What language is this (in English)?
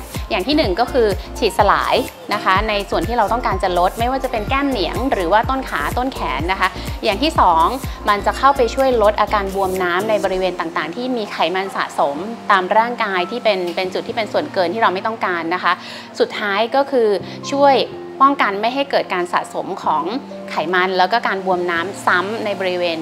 Thai